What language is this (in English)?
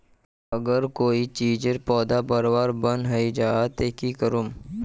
Magahi